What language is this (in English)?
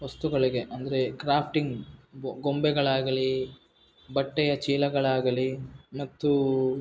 Kannada